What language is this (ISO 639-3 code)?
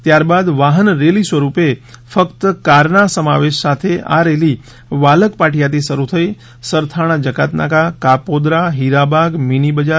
guj